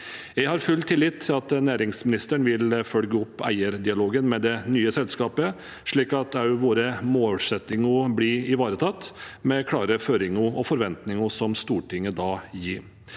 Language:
Norwegian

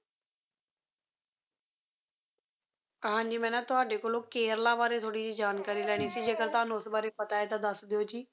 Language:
Punjabi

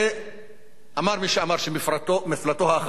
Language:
Hebrew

